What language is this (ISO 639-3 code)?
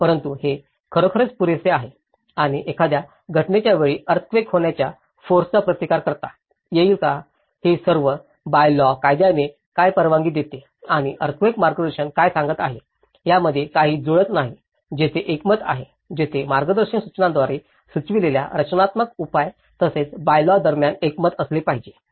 mar